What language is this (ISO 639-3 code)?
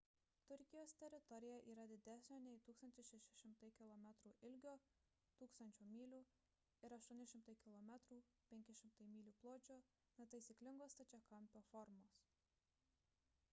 lit